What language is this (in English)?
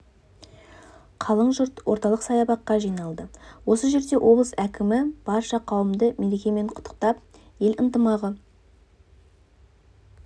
Kazakh